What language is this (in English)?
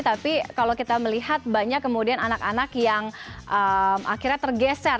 Indonesian